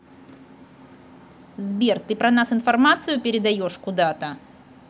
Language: Russian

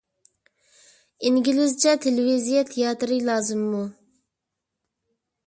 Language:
Uyghur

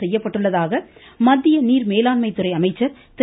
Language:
Tamil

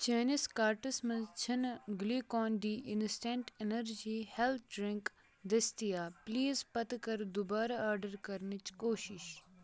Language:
Kashmiri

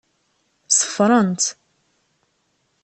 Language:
Kabyle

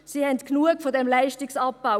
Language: Swiss German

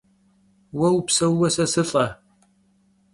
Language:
Kabardian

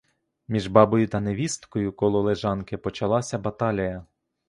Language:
Ukrainian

